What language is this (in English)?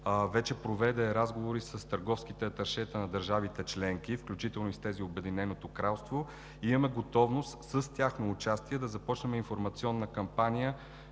Bulgarian